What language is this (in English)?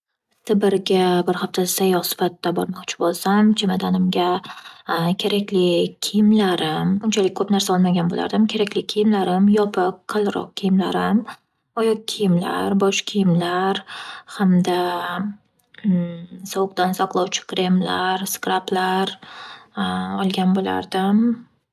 Uzbek